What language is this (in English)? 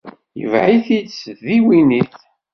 Kabyle